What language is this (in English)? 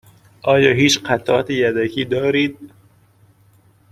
Persian